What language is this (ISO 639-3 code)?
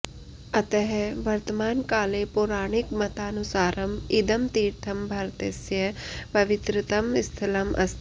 san